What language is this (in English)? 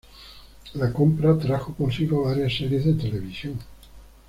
Spanish